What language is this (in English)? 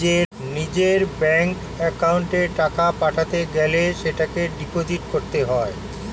Bangla